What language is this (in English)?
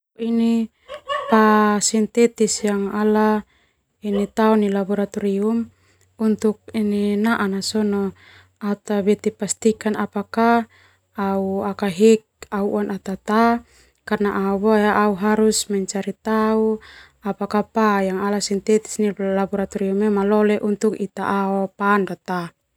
Termanu